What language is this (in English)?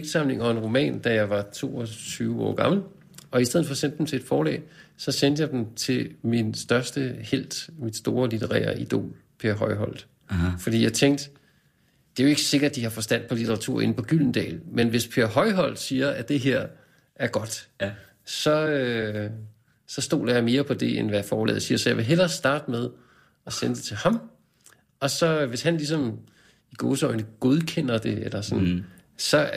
Danish